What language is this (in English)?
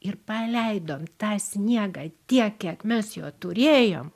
Lithuanian